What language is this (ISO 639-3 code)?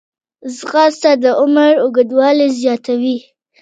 pus